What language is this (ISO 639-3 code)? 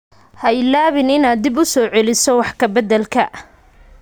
som